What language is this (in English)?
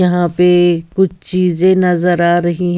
Hindi